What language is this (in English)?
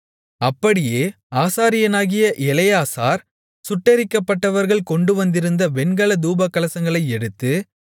Tamil